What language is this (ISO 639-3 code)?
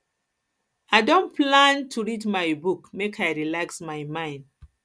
pcm